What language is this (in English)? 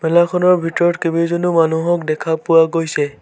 Assamese